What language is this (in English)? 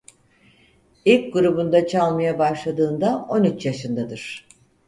Turkish